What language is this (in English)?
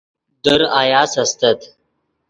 Yidgha